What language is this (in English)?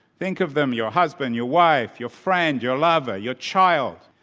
English